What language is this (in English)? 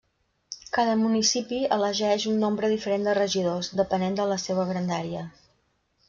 Catalan